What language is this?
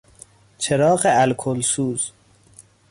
Persian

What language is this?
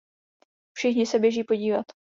Czech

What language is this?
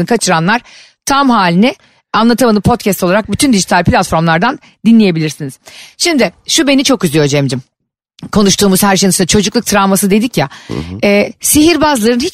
Turkish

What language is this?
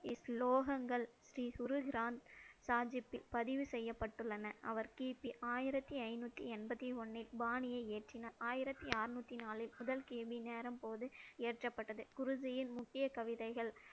Tamil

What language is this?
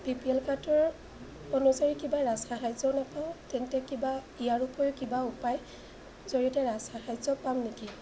Assamese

